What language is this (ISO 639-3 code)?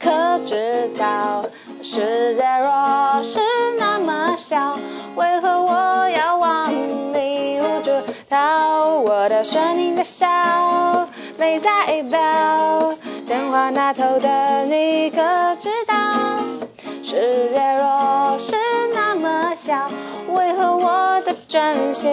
zho